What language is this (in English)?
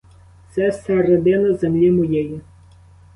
Ukrainian